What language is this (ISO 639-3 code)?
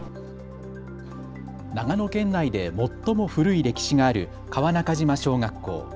jpn